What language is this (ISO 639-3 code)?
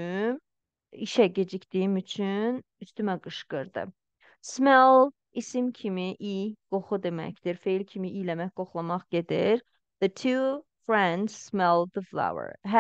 tur